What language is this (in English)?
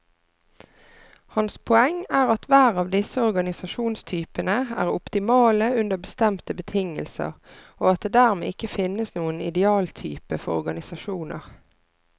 Norwegian